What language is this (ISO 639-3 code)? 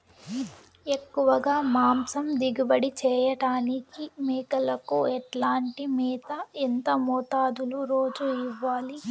tel